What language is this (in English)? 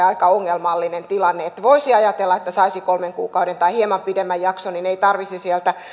Finnish